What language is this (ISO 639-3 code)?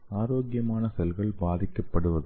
tam